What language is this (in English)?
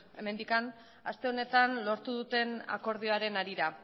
Basque